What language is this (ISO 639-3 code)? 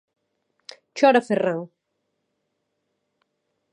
glg